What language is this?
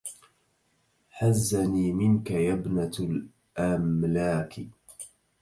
Arabic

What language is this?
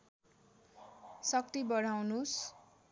Nepali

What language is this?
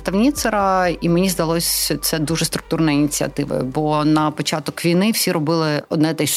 Ukrainian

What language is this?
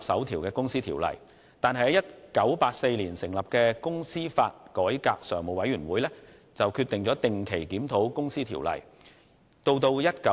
Cantonese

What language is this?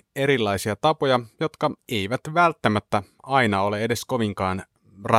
Finnish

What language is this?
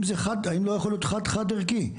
Hebrew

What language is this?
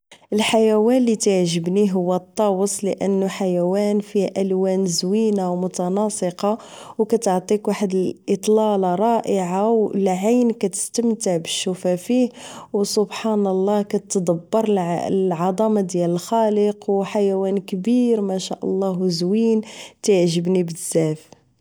Moroccan Arabic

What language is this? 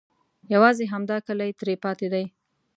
Pashto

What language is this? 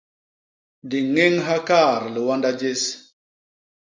Basaa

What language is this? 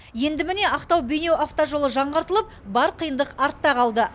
Kazakh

